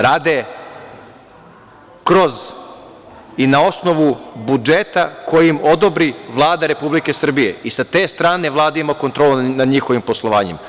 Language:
Serbian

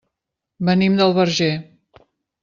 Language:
Catalan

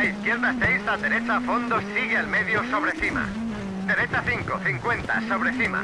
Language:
Spanish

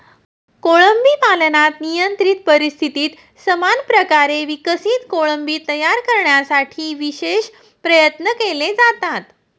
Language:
Marathi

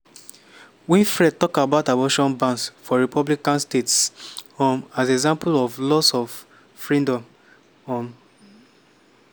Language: Nigerian Pidgin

